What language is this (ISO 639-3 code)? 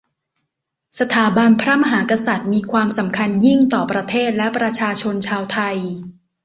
tha